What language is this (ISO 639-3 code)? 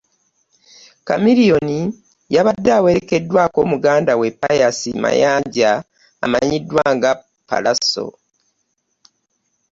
lug